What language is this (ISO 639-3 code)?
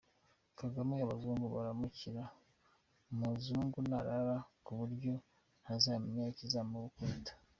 kin